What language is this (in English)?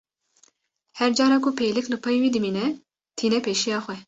Kurdish